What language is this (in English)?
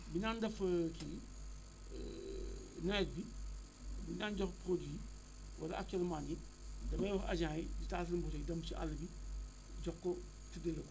Wolof